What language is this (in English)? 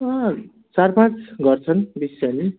Nepali